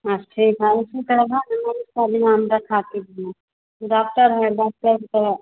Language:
Hindi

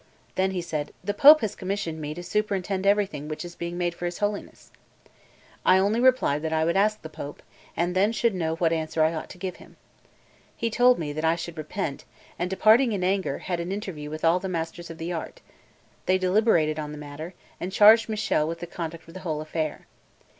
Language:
English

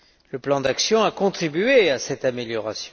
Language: French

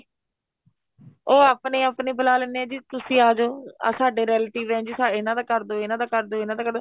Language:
Punjabi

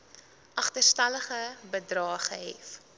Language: Afrikaans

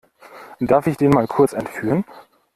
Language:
German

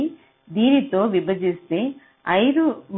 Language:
Telugu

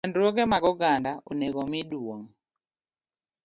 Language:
Luo (Kenya and Tanzania)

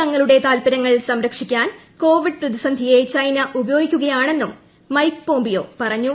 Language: Malayalam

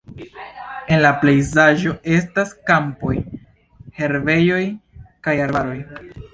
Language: Esperanto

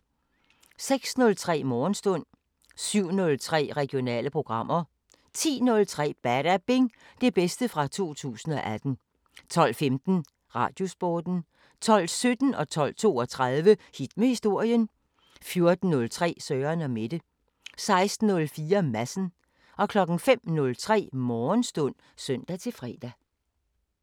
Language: Danish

